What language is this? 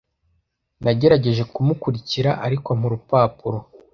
Kinyarwanda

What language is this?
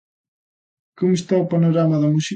Galician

